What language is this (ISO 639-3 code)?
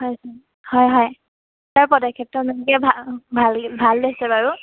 asm